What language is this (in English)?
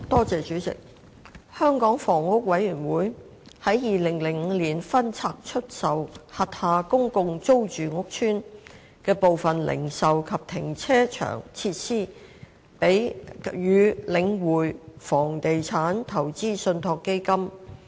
Cantonese